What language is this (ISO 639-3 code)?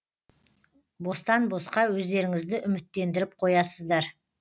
kaz